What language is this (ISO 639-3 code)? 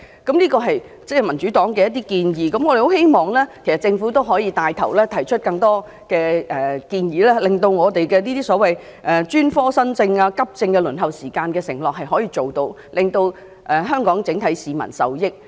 yue